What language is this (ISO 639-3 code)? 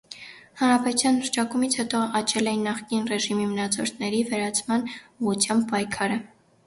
hye